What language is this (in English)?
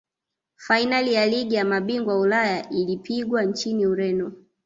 Swahili